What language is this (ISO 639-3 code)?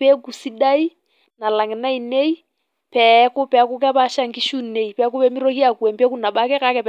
mas